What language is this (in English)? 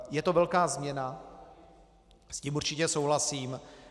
Czech